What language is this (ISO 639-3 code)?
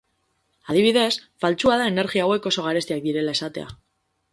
eus